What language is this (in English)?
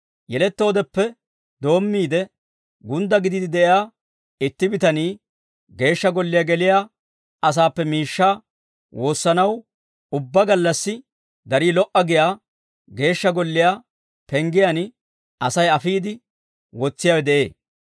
Dawro